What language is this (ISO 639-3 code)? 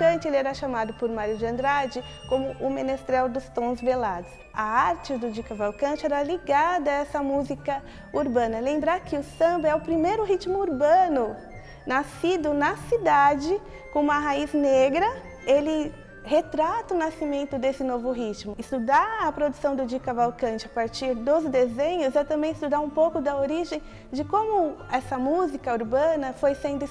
por